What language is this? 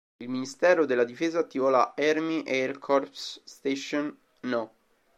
Italian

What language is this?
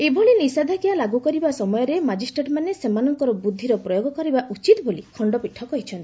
Odia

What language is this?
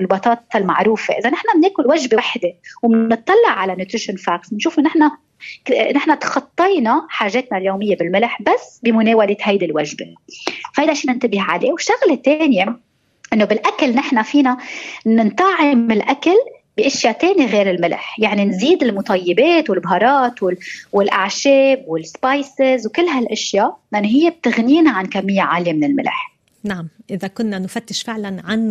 Arabic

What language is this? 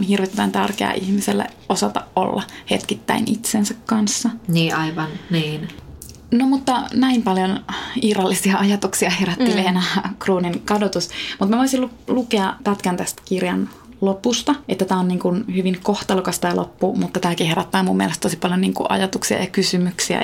Finnish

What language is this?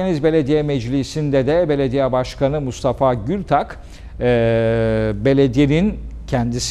Turkish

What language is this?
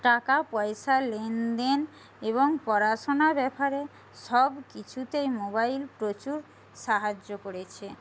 Bangla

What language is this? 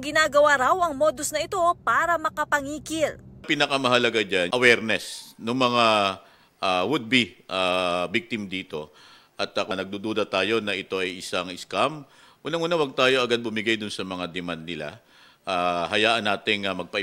Filipino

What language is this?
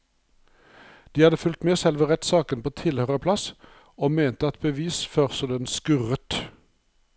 Norwegian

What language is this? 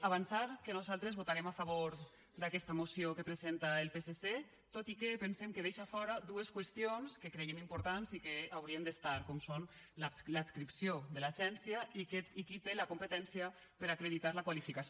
Catalan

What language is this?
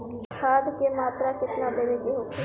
Bhojpuri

